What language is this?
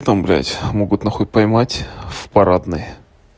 Russian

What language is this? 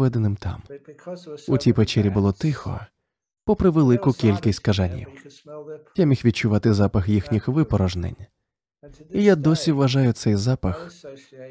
Ukrainian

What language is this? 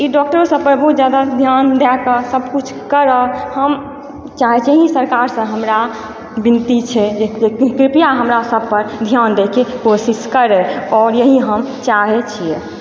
Maithili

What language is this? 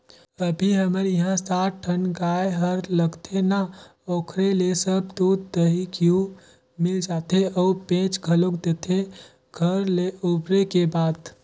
Chhattisgarhi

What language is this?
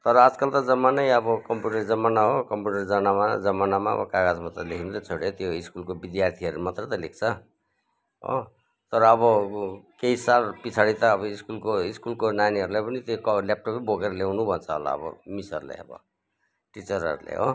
Nepali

